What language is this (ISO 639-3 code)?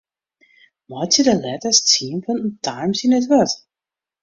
fry